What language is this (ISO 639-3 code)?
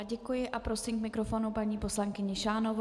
ces